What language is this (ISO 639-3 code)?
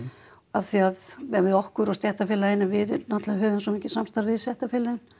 isl